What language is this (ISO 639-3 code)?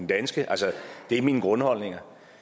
dan